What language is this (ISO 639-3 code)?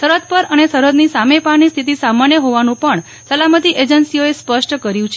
guj